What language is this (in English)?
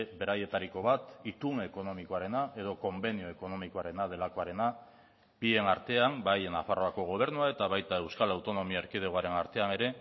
Basque